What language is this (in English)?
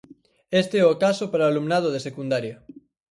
Galician